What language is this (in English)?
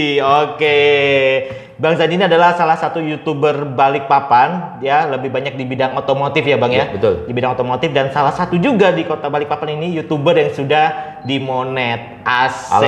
Indonesian